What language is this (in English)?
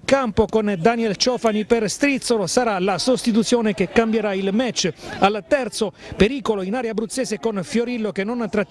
Italian